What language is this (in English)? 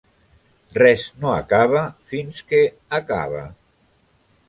Catalan